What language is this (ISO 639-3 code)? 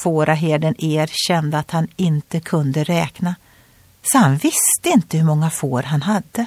swe